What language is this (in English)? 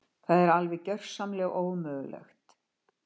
Icelandic